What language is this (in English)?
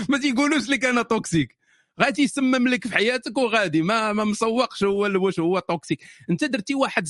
Arabic